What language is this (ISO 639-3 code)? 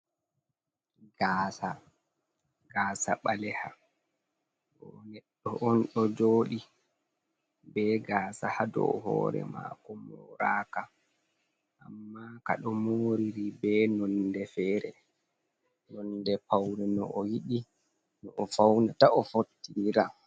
ful